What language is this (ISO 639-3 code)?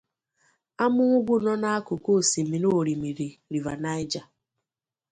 ibo